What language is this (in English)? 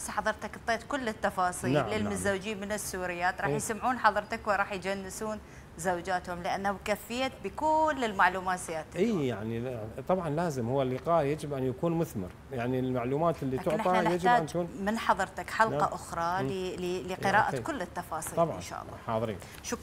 Arabic